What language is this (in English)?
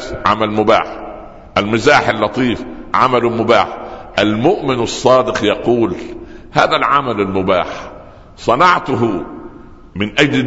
Arabic